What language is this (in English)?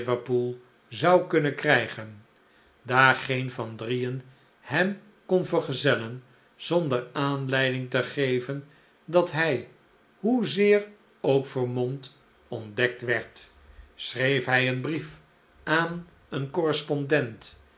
Dutch